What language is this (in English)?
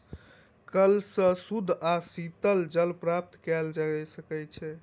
Maithili